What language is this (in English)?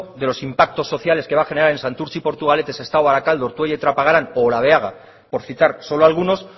Spanish